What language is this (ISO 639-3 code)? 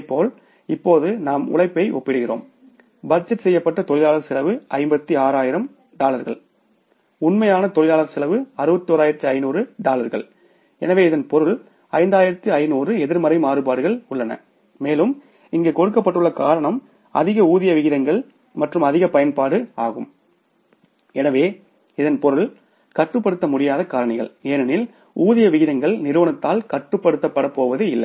tam